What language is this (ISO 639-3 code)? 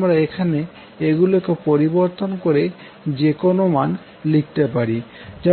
ben